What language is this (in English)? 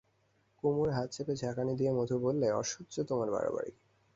Bangla